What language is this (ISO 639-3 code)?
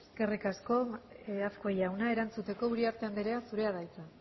eus